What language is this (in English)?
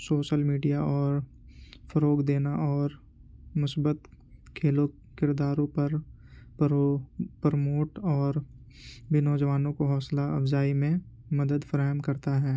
Urdu